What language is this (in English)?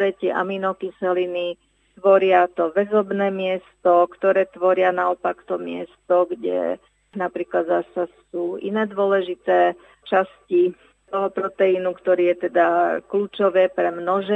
Slovak